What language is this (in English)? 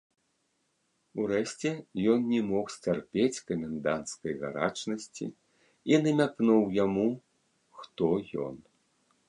Belarusian